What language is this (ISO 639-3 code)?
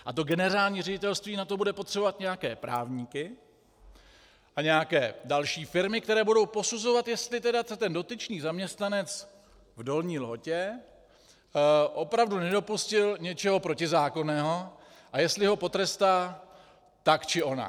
ces